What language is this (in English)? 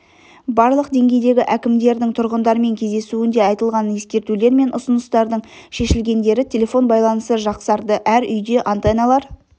Kazakh